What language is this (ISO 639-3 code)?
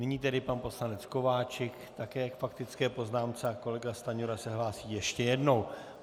ces